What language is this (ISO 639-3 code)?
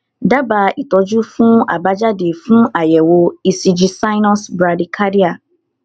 yor